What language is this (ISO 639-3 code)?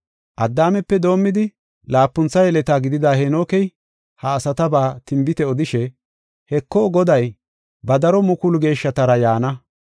gof